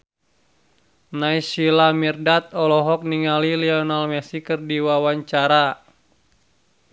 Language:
Sundanese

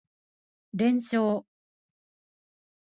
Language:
Japanese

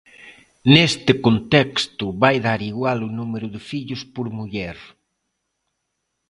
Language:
Galician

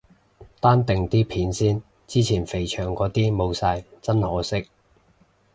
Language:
Cantonese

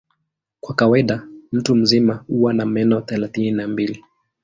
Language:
Swahili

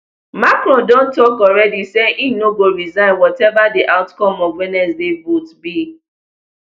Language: Nigerian Pidgin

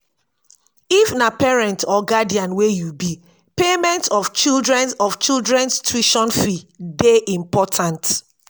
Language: Nigerian Pidgin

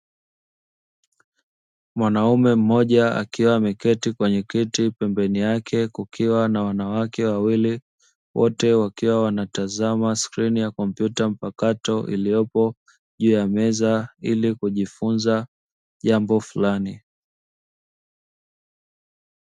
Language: Swahili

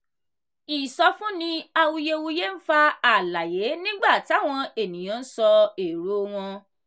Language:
Yoruba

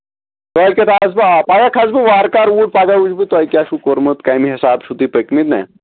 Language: Kashmiri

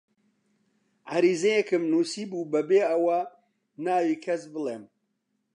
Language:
Central Kurdish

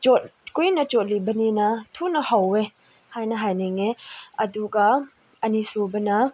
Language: Manipuri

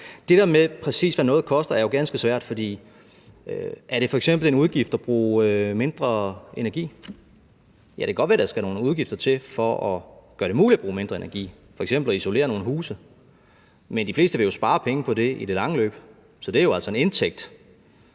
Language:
Danish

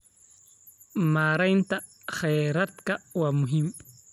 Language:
Somali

